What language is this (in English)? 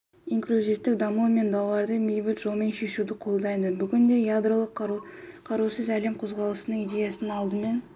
Kazakh